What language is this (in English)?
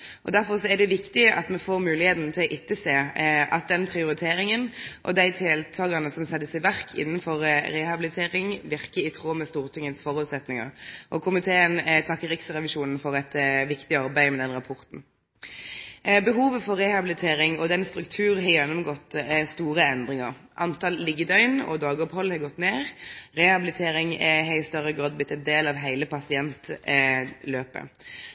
Norwegian Nynorsk